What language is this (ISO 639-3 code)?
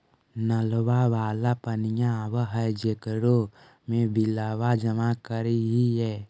mag